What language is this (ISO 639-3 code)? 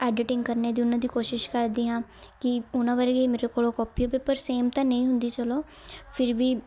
pan